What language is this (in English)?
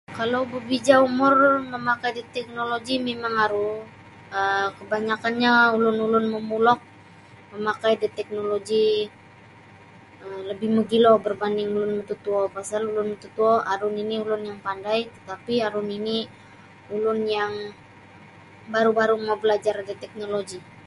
Sabah Bisaya